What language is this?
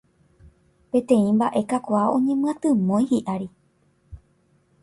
Guarani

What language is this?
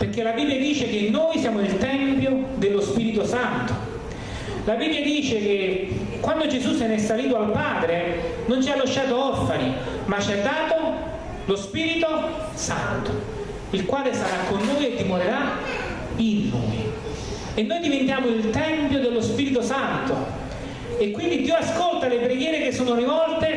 Italian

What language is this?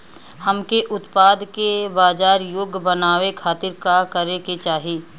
Bhojpuri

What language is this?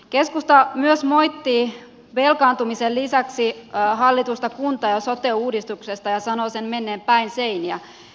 Finnish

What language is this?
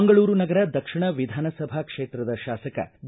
Kannada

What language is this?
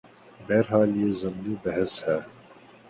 Urdu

